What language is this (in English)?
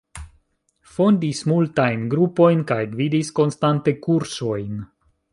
Esperanto